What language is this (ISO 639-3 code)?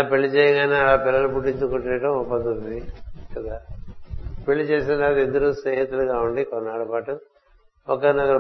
tel